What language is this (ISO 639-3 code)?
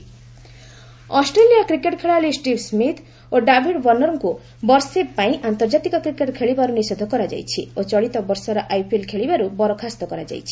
ori